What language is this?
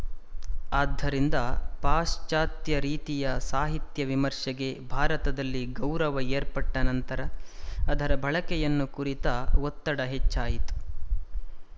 Kannada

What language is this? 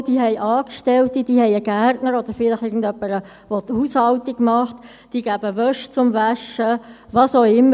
Swiss German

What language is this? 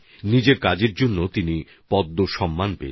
Bangla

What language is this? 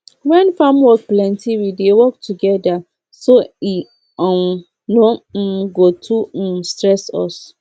Nigerian Pidgin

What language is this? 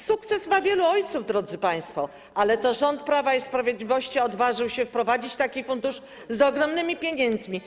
Polish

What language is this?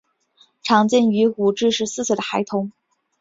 Chinese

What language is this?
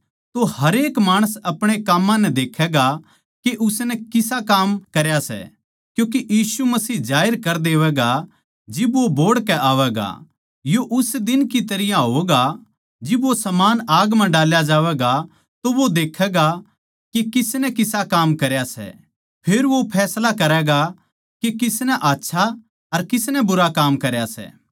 Haryanvi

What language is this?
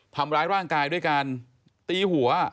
Thai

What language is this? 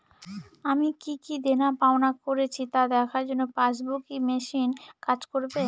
Bangla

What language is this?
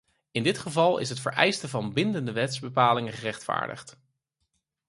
Dutch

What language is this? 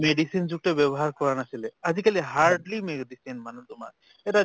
Assamese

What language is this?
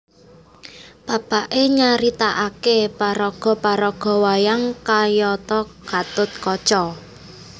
Javanese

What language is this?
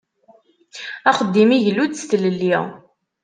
Kabyle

